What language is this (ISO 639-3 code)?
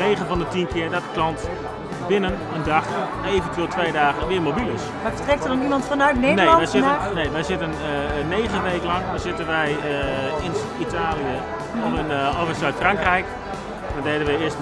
nld